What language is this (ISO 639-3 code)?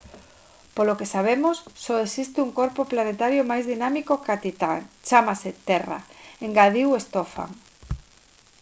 glg